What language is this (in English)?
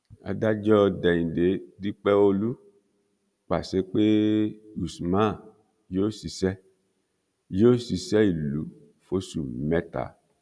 Yoruba